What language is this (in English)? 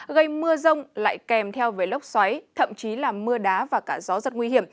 Vietnamese